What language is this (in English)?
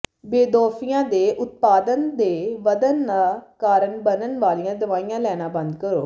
Punjabi